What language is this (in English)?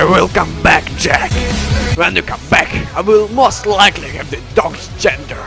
English